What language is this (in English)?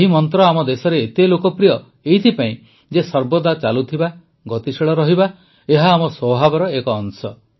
Odia